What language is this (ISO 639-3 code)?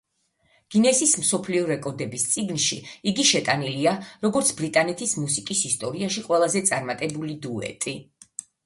kat